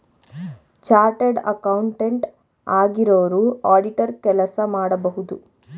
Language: Kannada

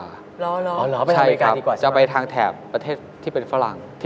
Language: Thai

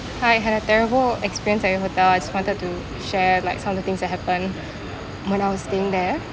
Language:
English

